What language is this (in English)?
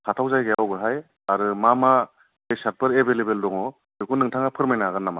Bodo